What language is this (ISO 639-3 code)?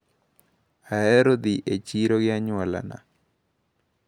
luo